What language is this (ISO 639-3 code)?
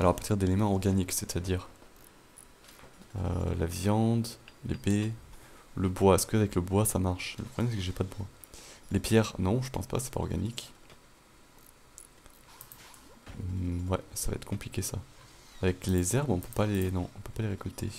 fra